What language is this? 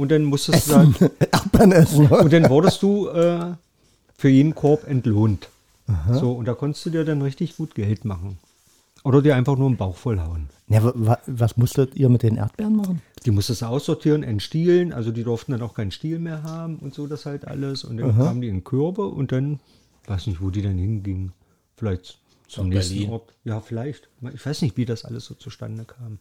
German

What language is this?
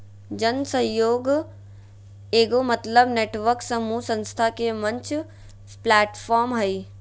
Magahi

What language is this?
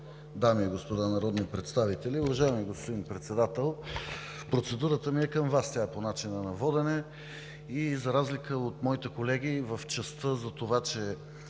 Bulgarian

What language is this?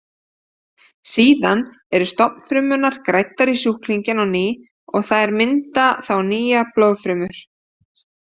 Icelandic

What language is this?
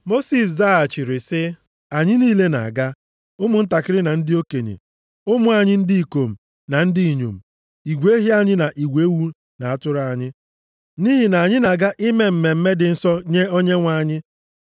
Igbo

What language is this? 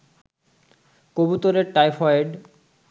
Bangla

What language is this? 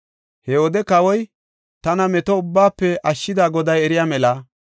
Gofa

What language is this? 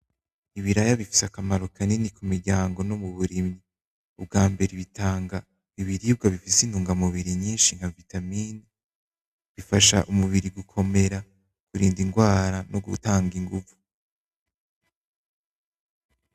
Rundi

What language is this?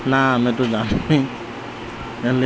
Odia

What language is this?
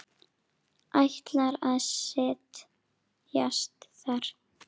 Icelandic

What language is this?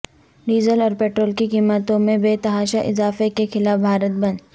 Urdu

